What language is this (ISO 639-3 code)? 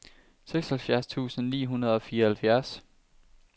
dan